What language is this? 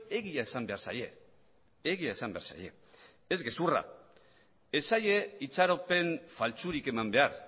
Basque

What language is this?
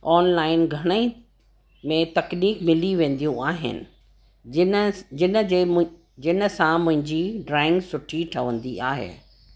Sindhi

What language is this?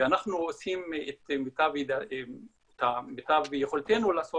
Hebrew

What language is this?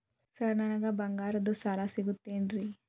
Kannada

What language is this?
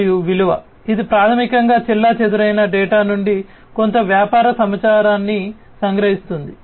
Telugu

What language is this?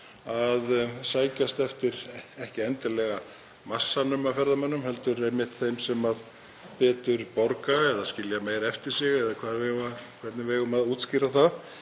Icelandic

